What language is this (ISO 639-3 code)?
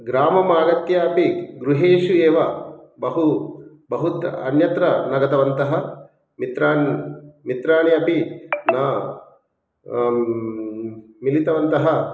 san